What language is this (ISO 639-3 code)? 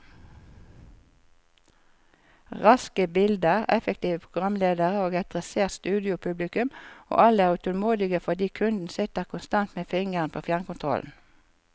nor